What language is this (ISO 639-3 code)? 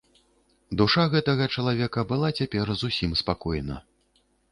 bel